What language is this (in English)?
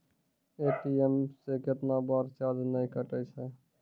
Maithili